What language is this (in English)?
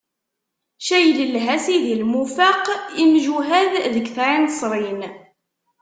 Kabyle